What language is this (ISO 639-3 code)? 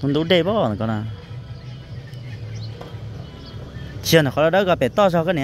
tha